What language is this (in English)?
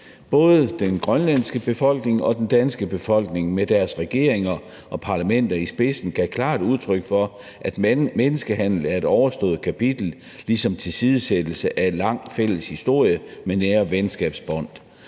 Danish